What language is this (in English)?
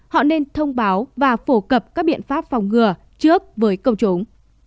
Vietnamese